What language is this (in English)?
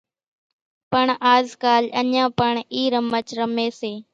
Kachi Koli